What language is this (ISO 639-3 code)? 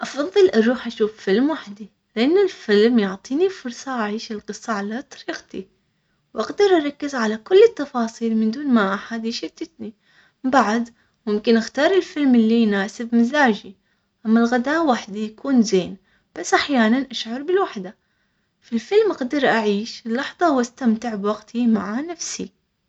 acx